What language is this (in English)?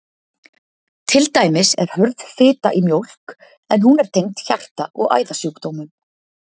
Icelandic